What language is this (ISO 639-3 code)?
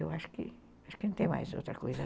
por